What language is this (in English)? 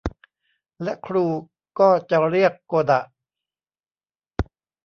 Thai